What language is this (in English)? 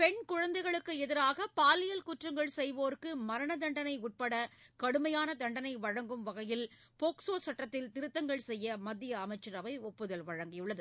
Tamil